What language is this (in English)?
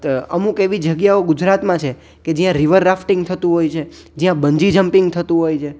Gujarati